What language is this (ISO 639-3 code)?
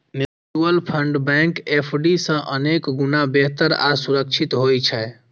mai